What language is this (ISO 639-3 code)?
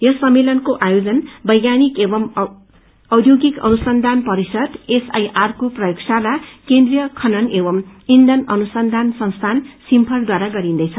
nep